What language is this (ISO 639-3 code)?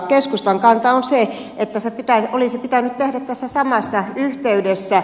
fin